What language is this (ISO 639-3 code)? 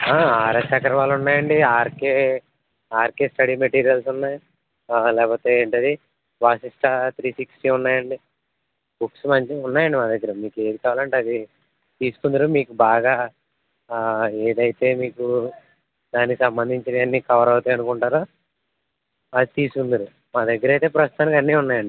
tel